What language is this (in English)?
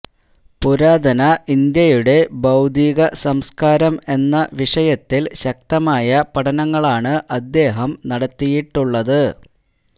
Malayalam